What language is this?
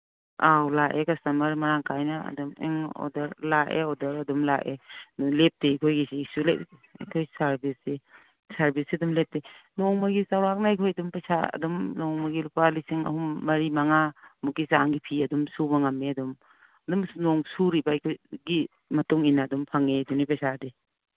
Manipuri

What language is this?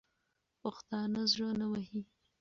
Pashto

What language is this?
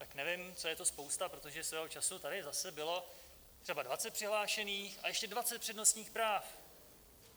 Czech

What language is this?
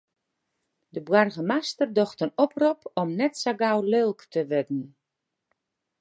Western Frisian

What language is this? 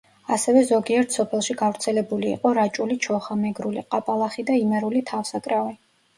Georgian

